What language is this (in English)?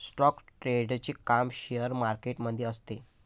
Marathi